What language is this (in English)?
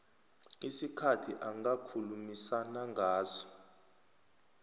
South Ndebele